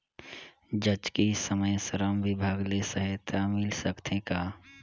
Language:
Chhattisgarhi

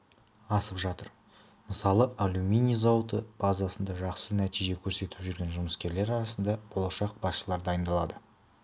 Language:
Kazakh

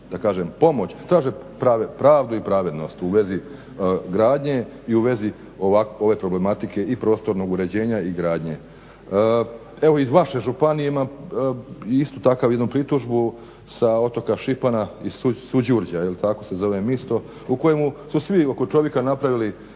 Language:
Croatian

